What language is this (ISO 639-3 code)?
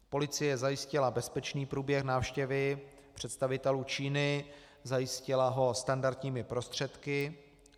ces